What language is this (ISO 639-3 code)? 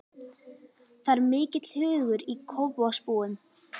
isl